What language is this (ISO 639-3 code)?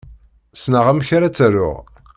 kab